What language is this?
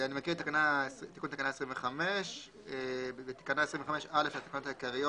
Hebrew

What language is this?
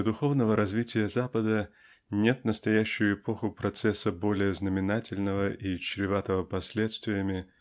Russian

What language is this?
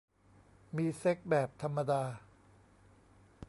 Thai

